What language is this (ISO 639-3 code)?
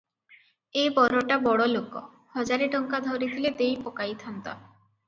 ori